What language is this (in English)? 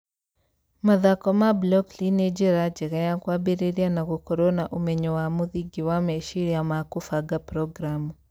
Kikuyu